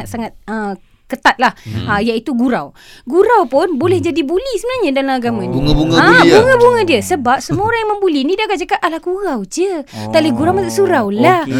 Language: Malay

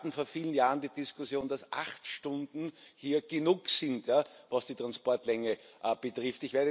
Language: German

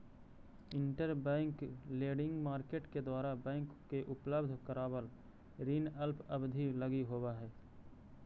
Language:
Magahi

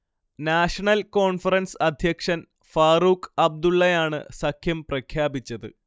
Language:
Malayalam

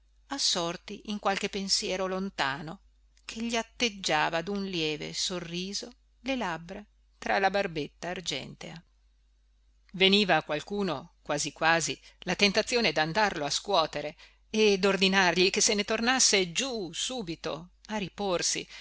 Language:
Italian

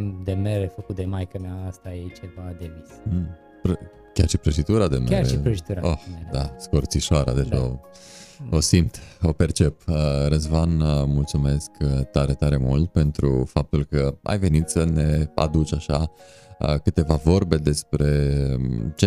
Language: Romanian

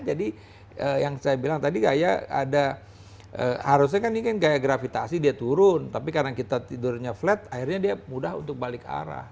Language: Indonesian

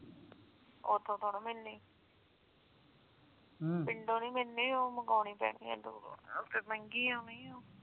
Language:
Punjabi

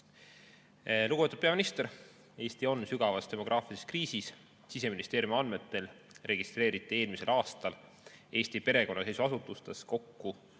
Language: Estonian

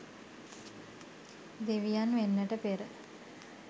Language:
Sinhala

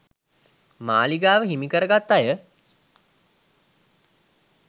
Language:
Sinhala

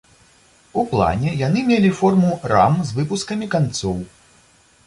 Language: Belarusian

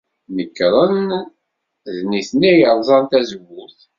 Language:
Kabyle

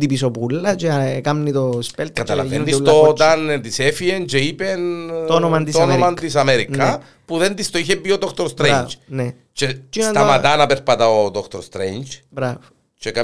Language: Greek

